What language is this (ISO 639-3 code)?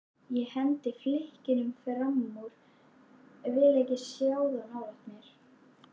isl